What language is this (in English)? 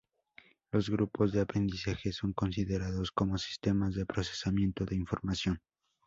Spanish